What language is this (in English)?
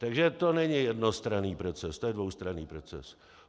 Czech